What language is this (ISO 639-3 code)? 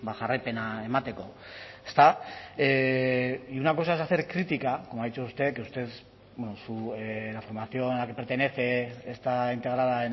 spa